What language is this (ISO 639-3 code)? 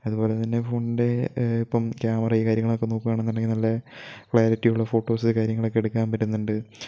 mal